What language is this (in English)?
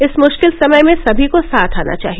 Hindi